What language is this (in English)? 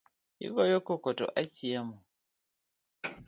Luo (Kenya and Tanzania)